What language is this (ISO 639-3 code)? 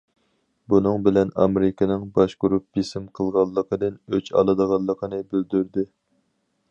uig